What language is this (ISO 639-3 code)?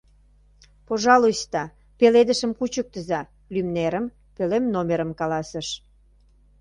chm